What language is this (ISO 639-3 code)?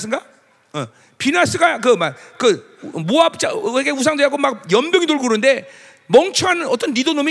kor